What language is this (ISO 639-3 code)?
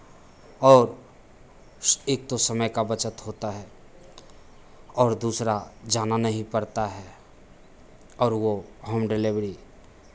hin